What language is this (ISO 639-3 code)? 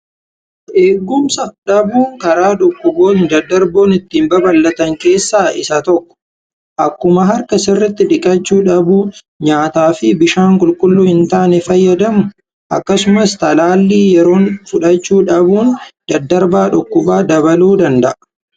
orm